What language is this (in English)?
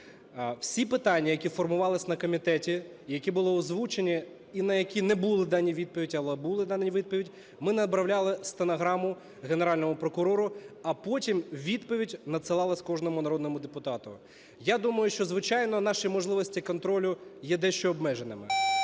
Ukrainian